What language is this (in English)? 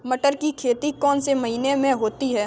Hindi